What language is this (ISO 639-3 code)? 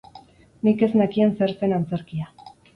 eus